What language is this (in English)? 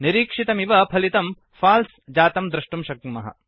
Sanskrit